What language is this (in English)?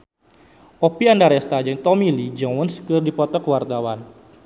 Sundanese